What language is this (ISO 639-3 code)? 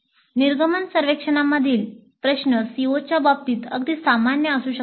mar